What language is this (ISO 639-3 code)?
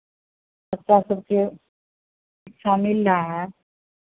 hin